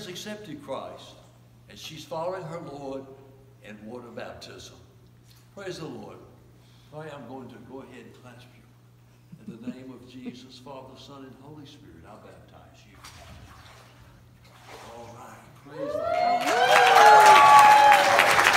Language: English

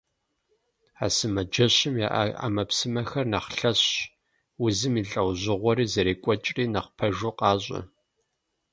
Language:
Kabardian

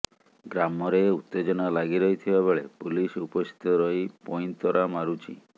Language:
Odia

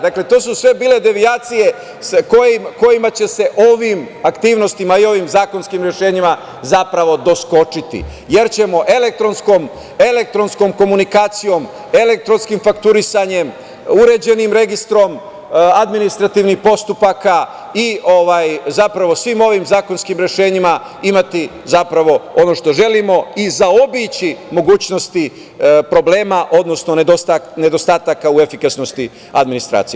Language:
Serbian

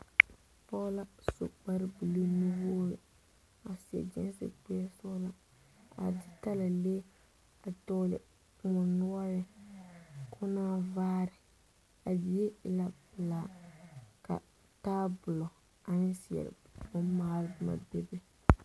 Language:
Southern Dagaare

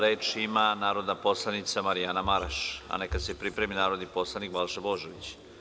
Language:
Serbian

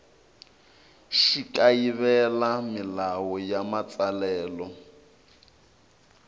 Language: Tsonga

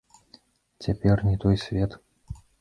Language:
Belarusian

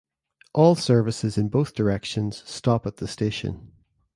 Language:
English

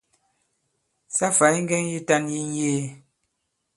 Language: Bankon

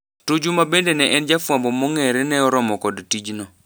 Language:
Luo (Kenya and Tanzania)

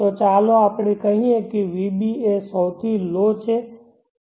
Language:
Gujarati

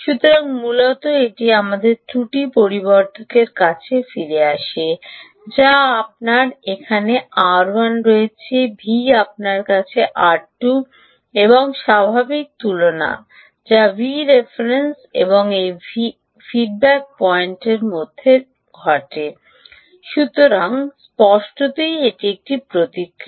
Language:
Bangla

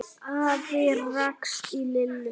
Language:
Icelandic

